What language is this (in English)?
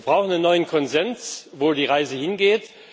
German